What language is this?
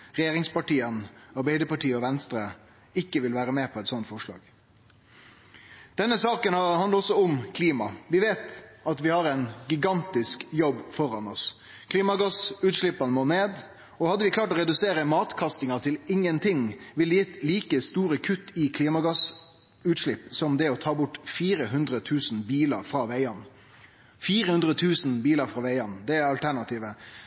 Norwegian Nynorsk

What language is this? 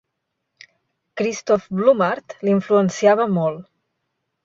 Catalan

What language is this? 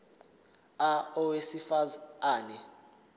Zulu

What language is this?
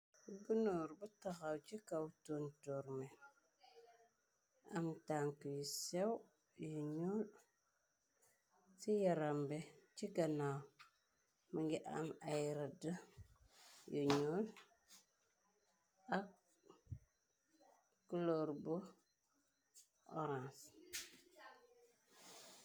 Wolof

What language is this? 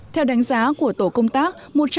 Vietnamese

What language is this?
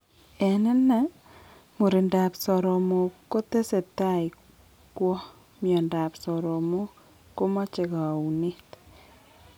Kalenjin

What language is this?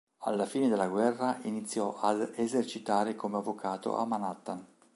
Italian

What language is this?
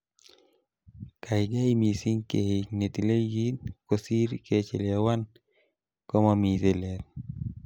Kalenjin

